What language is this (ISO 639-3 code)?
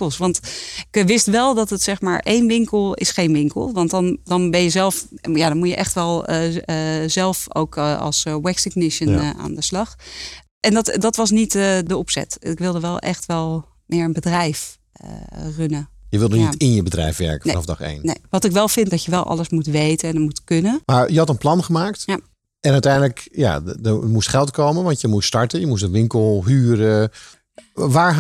nld